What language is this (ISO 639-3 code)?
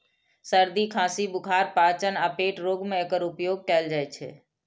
mai